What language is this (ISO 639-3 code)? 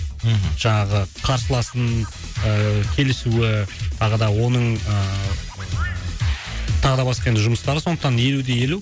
kaz